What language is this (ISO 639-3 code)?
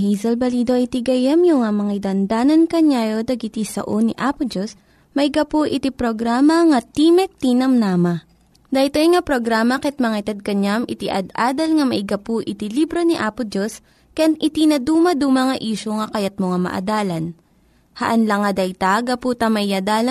fil